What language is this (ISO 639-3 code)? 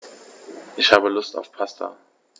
deu